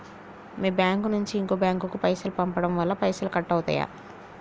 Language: Telugu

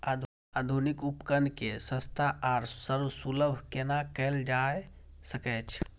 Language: Maithili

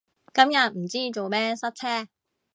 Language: Cantonese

